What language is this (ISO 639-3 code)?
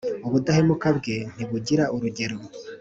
kin